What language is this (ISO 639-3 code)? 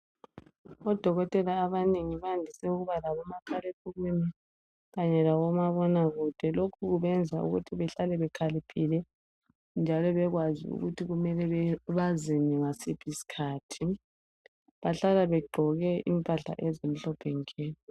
nde